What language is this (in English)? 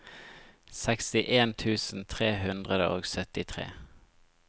Norwegian